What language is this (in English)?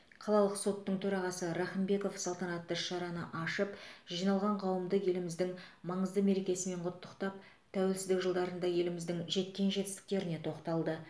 Kazakh